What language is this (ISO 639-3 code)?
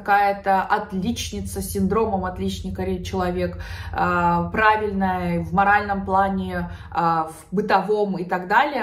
rus